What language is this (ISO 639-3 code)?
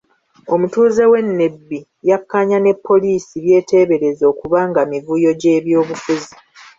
lug